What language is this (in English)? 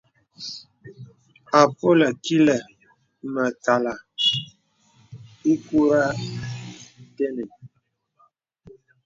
Bebele